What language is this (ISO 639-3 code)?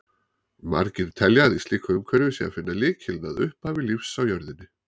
isl